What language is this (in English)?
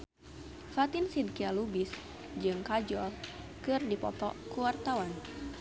Sundanese